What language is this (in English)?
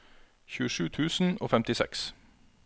Norwegian